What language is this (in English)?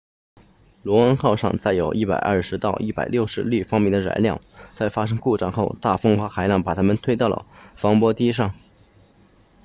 Chinese